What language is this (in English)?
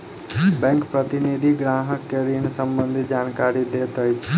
Maithili